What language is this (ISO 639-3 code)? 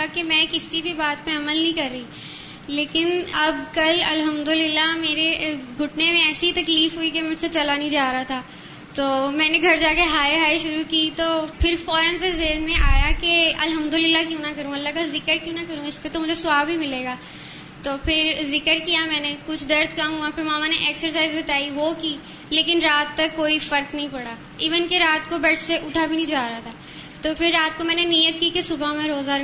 urd